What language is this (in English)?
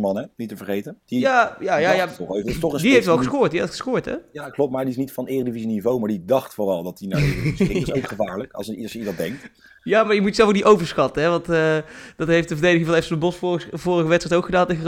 Dutch